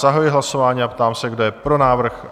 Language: Czech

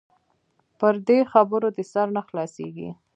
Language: Pashto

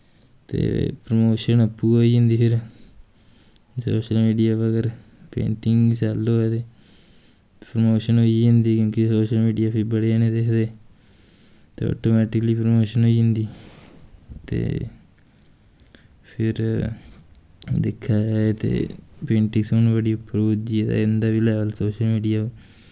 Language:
Dogri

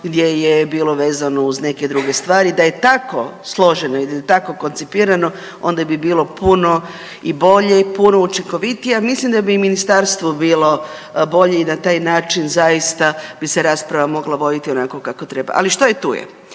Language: Croatian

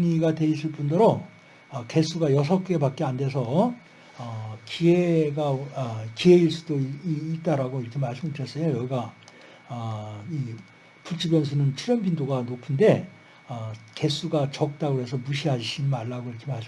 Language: Korean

